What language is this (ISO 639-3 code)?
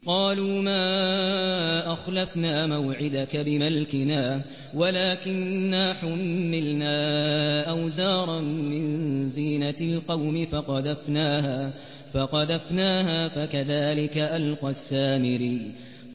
ara